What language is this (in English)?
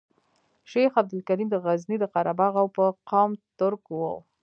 Pashto